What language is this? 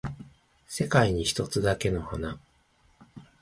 Japanese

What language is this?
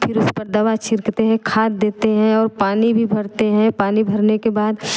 Hindi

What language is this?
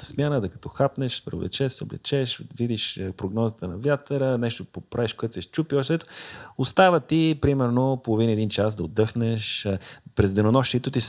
Bulgarian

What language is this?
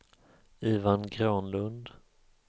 Swedish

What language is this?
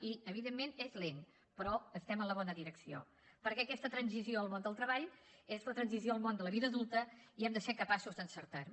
Catalan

